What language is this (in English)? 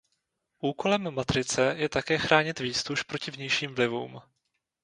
Czech